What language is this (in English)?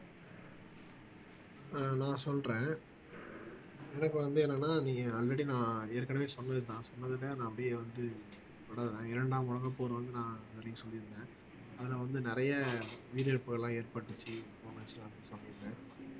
Tamil